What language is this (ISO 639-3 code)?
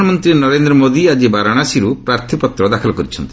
ori